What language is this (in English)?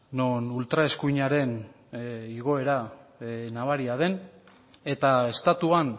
Basque